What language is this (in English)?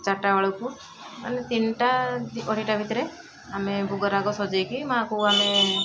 Odia